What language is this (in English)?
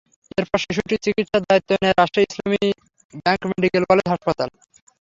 Bangla